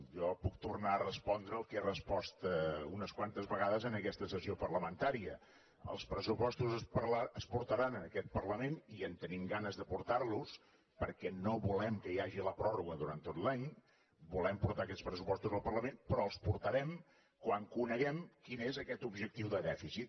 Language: Catalan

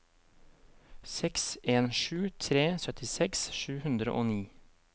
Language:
Norwegian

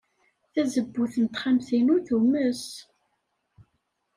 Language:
Kabyle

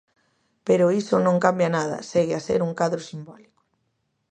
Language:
Galician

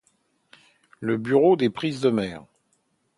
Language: French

